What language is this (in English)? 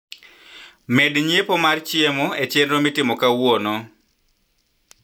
Luo (Kenya and Tanzania)